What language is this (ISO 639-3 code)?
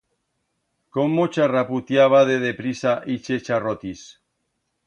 arg